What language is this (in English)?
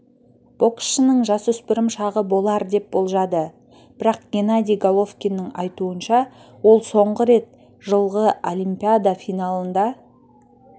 Kazakh